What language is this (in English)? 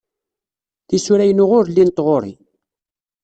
Kabyle